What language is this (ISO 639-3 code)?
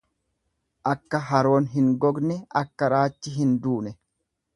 orm